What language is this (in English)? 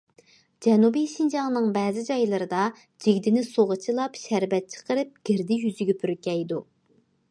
Uyghur